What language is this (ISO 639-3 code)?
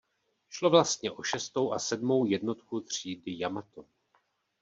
ces